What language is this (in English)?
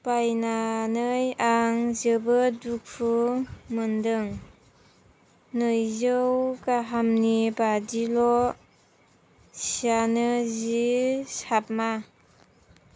Bodo